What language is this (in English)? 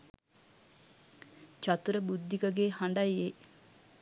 Sinhala